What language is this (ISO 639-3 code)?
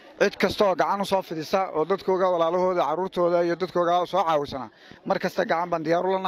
ara